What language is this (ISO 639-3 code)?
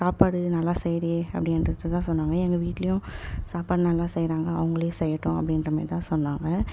tam